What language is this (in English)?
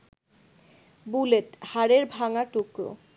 Bangla